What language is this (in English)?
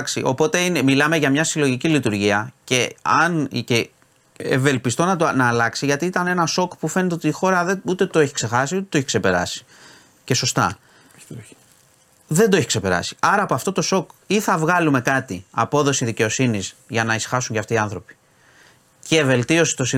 Greek